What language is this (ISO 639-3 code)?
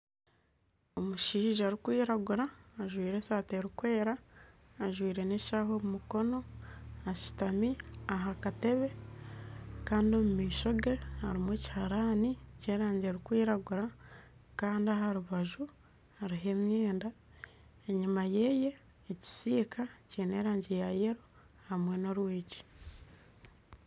nyn